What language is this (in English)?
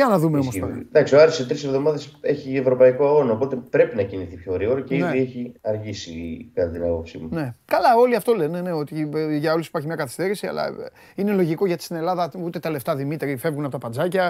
Greek